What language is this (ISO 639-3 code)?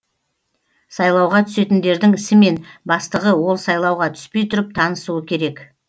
kaz